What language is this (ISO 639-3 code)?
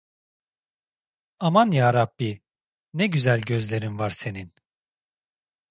tur